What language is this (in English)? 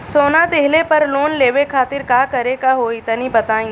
Bhojpuri